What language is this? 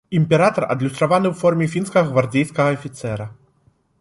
Belarusian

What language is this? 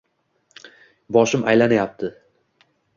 Uzbek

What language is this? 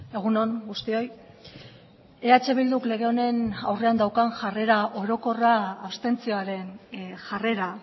Basque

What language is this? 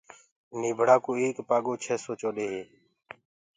Gurgula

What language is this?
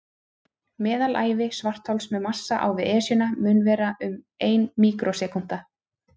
Icelandic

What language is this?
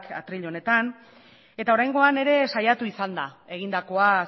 Basque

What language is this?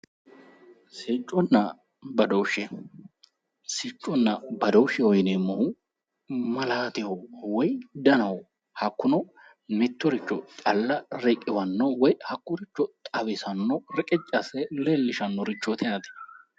Sidamo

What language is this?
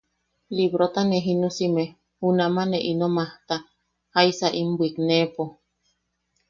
Yaqui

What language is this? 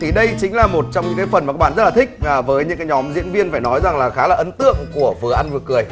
Vietnamese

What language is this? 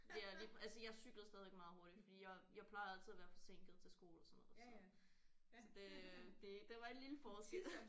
Danish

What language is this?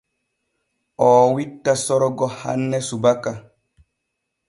Borgu Fulfulde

